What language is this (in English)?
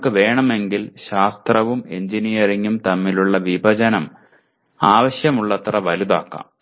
Malayalam